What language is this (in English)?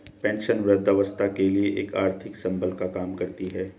Hindi